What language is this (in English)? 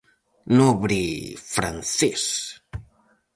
Galician